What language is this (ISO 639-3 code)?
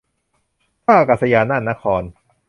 tha